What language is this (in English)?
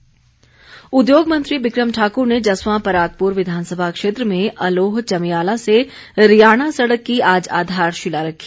Hindi